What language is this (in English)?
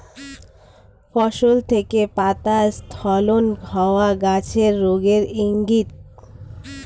Bangla